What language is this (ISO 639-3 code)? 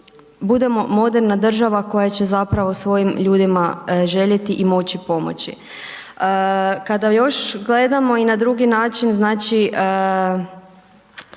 hrv